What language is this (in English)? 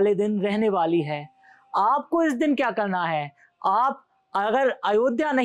Hindi